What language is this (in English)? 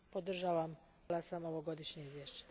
Croatian